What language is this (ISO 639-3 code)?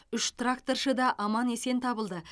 kaz